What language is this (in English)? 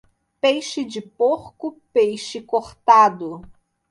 Portuguese